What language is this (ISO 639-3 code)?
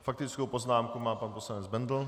ces